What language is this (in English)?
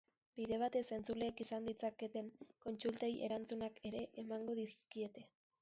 Basque